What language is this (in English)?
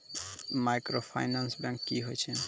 Maithili